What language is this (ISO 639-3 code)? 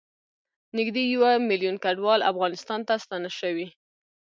pus